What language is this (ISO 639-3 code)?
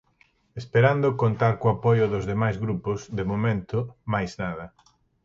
glg